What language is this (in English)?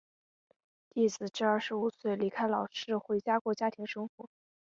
Chinese